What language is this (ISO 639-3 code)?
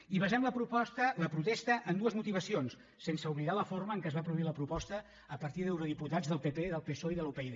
cat